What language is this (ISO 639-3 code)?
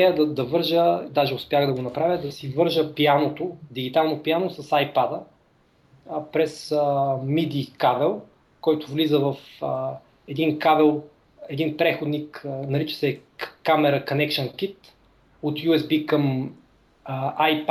bul